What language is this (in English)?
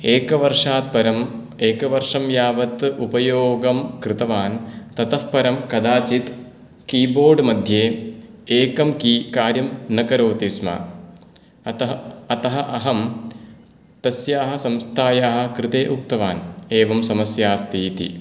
Sanskrit